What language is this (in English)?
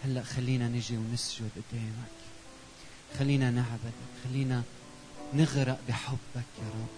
Arabic